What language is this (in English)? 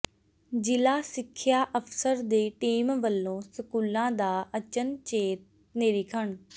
Punjabi